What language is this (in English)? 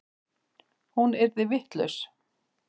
Icelandic